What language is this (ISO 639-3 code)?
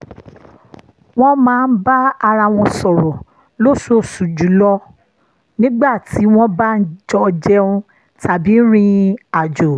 yor